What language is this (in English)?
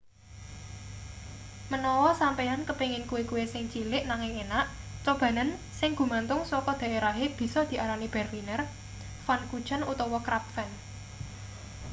Javanese